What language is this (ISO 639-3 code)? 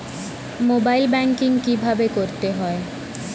ben